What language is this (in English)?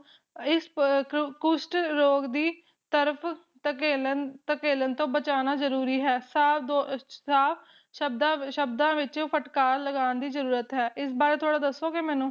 Punjabi